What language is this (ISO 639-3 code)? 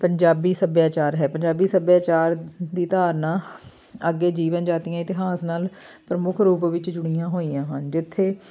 pan